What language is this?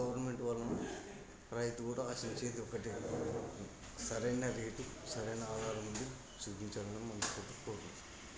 Telugu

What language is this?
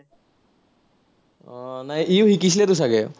Assamese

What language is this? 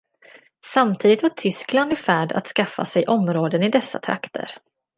Swedish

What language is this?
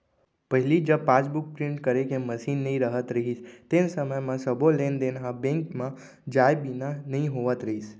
Chhattisgarhi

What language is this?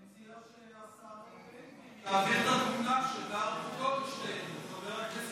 Hebrew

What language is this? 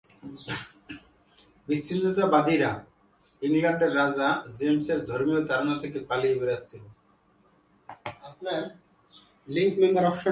Bangla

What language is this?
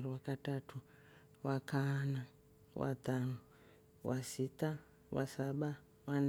Rombo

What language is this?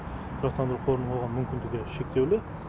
Kazakh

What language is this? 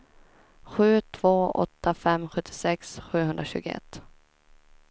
Swedish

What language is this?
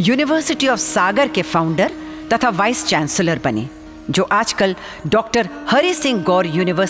Hindi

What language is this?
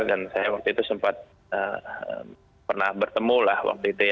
Indonesian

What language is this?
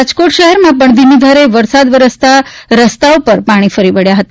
Gujarati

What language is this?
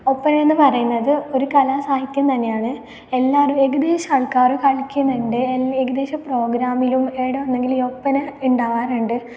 Malayalam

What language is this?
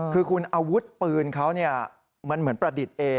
Thai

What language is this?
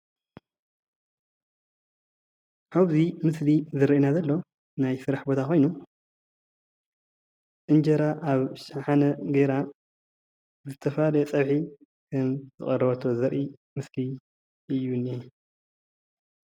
Tigrinya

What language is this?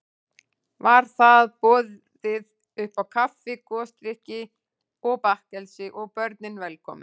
Icelandic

